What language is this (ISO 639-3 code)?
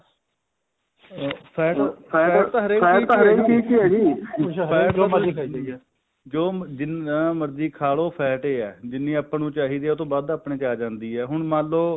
pan